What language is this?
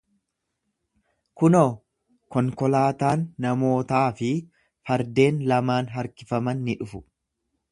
Oromo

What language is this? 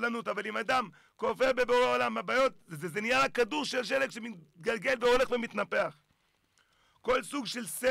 Hebrew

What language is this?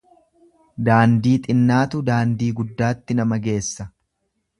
Oromo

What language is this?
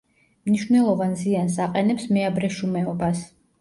Georgian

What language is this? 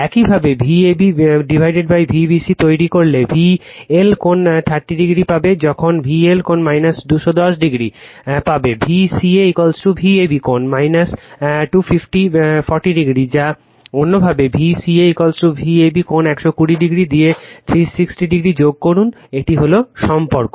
Bangla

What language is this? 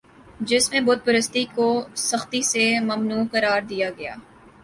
Urdu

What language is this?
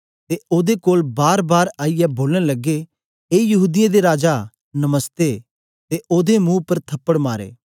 Dogri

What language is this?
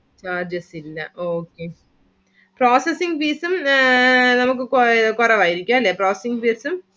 Malayalam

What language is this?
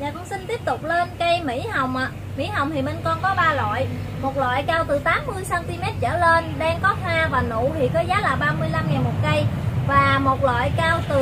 Vietnamese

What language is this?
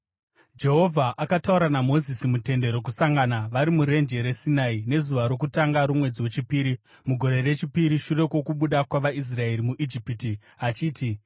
Shona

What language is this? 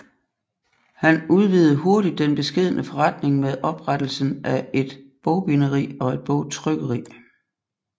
Danish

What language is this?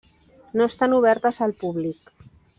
Catalan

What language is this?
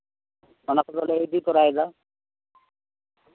Santali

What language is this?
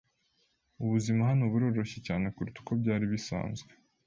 Kinyarwanda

